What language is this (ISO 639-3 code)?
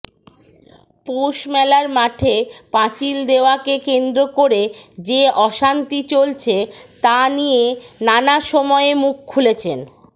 ben